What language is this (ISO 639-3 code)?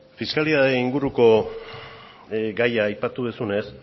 eus